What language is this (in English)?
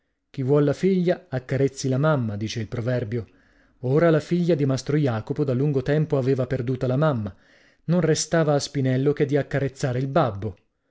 Italian